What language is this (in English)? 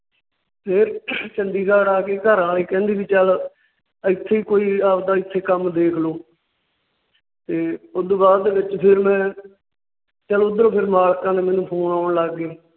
Punjabi